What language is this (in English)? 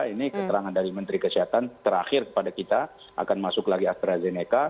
Indonesian